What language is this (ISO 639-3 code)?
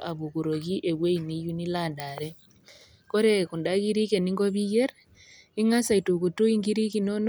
mas